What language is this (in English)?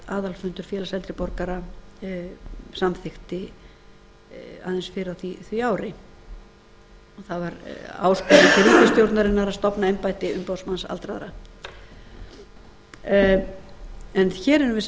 Icelandic